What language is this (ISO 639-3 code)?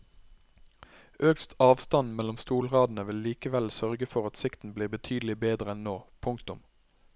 nor